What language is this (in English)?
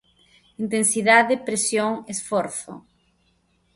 Galician